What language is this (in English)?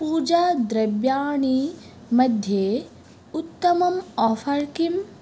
Sanskrit